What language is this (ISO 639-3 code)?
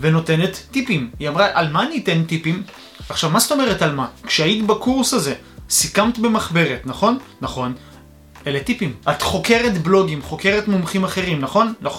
heb